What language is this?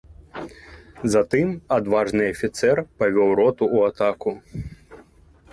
Belarusian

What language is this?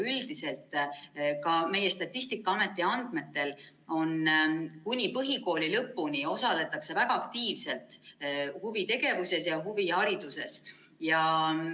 Estonian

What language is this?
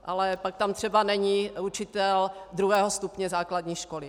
Czech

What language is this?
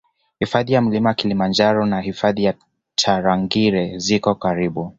Swahili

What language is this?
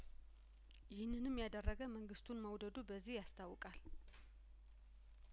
Amharic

